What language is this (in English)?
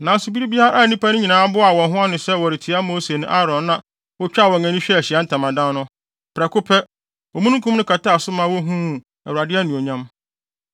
Akan